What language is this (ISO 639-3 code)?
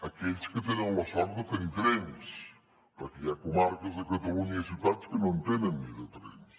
cat